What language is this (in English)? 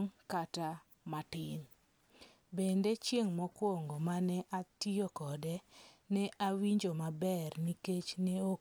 Luo (Kenya and Tanzania)